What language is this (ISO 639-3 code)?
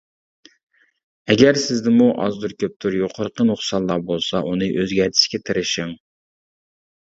uig